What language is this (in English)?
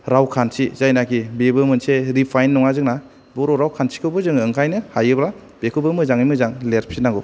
Bodo